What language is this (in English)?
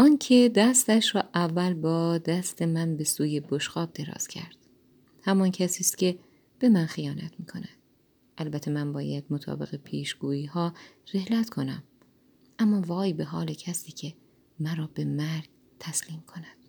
Persian